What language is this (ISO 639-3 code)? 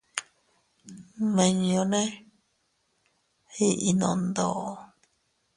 cut